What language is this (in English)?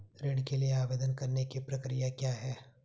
Hindi